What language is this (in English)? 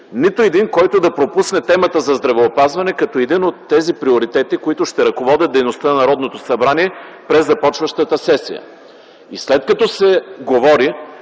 Bulgarian